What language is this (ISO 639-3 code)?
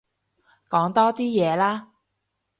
yue